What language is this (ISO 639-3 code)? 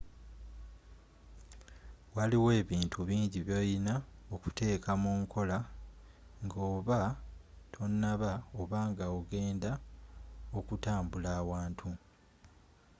lug